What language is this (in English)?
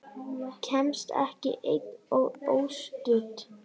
Icelandic